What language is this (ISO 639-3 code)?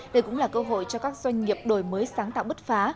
vie